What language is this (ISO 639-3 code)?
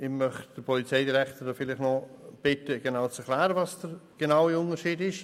gsw